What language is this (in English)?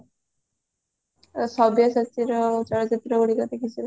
Odia